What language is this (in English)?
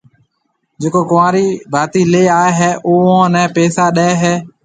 Marwari (Pakistan)